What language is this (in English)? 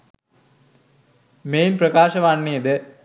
Sinhala